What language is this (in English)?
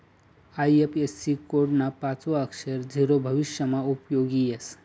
Marathi